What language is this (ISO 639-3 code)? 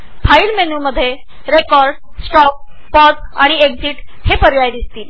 mar